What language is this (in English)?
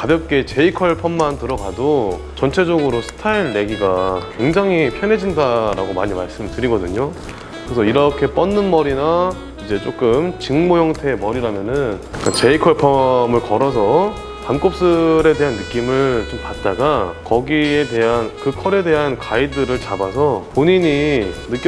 Korean